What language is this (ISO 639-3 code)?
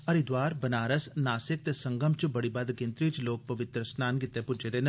doi